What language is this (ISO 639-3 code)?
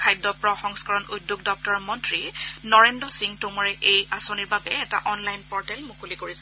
asm